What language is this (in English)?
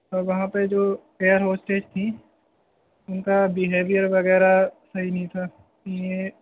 Urdu